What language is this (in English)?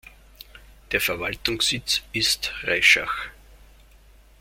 German